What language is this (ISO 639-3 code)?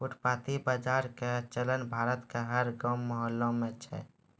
mai